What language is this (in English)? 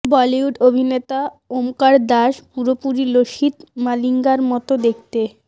Bangla